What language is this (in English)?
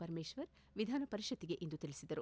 Kannada